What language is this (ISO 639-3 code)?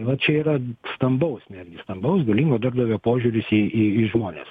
lit